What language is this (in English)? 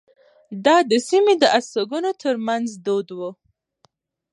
Pashto